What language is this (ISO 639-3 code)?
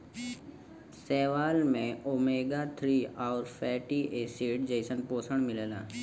bho